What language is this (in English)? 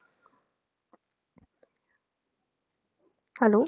Punjabi